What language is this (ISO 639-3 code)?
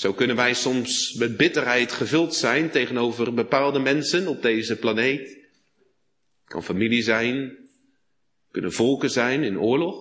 nld